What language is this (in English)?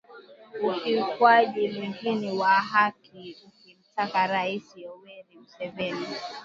Swahili